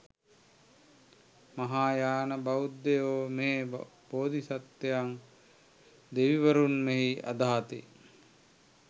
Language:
Sinhala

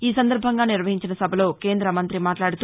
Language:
Telugu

